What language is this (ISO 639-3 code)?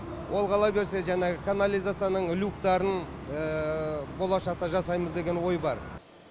kaz